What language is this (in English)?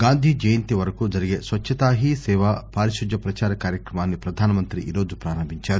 Telugu